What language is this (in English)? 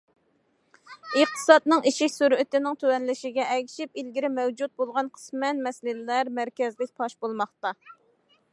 Uyghur